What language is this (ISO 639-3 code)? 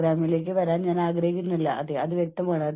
mal